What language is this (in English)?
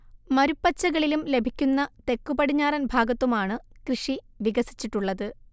Malayalam